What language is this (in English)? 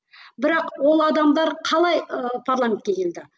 Kazakh